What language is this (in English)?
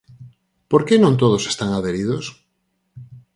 Galician